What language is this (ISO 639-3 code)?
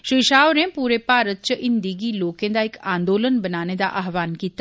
doi